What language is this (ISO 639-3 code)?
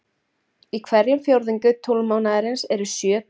isl